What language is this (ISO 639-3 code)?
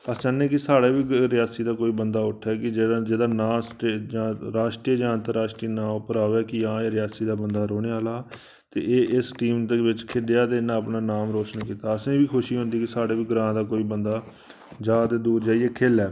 doi